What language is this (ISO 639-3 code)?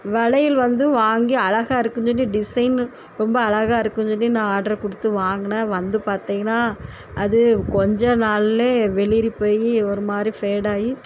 tam